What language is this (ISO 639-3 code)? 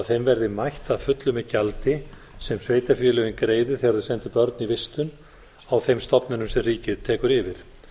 isl